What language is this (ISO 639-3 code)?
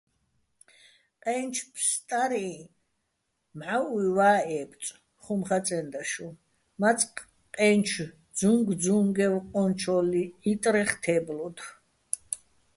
bbl